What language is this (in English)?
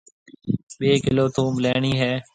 Marwari (Pakistan)